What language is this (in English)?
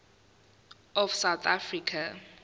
Zulu